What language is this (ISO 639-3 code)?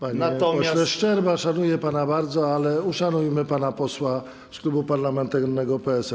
pol